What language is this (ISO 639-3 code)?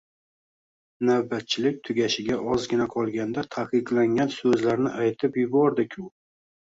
uzb